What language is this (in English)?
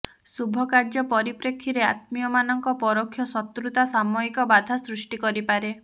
Odia